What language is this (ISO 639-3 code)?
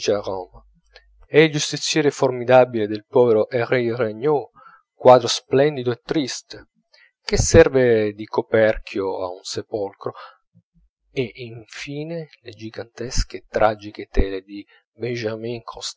ita